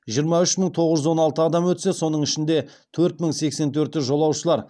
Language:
Kazakh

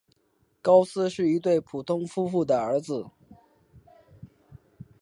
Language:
Chinese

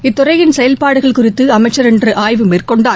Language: Tamil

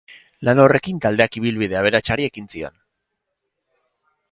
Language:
Basque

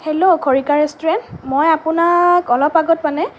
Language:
Assamese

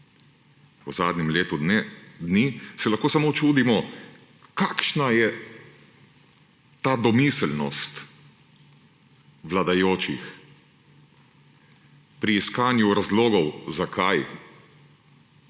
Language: Slovenian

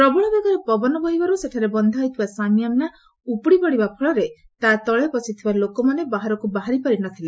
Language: Odia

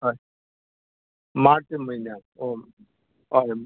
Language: Konkani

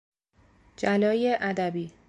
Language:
Persian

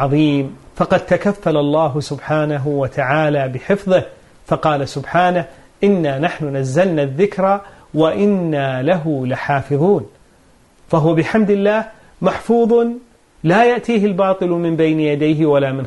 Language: Arabic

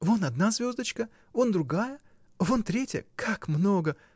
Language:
Russian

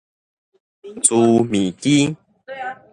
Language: Min Nan Chinese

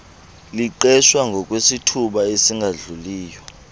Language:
Xhosa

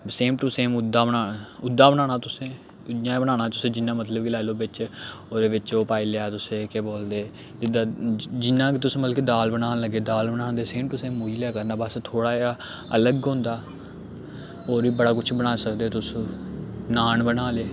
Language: Dogri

